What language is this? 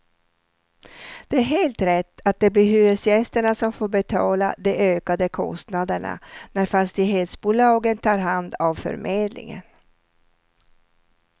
Swedish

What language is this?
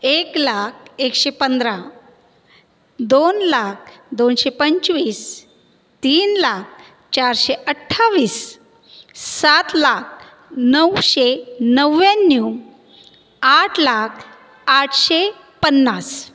Marathi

